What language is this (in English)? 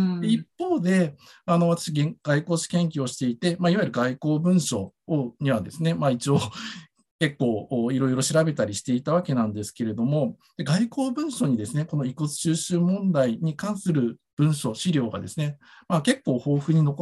Japanese